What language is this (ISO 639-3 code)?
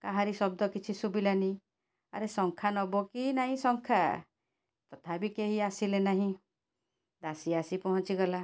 ori